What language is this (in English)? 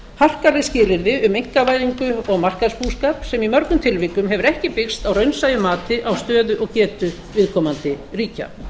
Icelandic